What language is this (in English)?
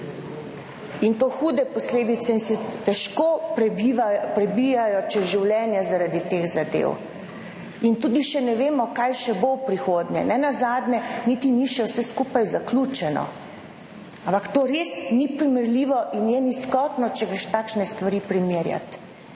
Slovenian